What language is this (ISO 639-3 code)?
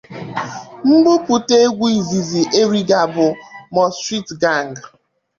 ibo